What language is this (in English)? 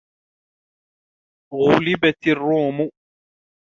Arabic